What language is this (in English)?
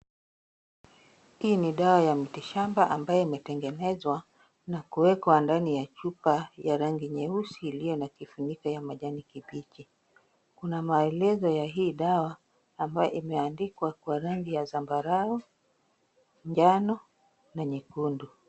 Swahili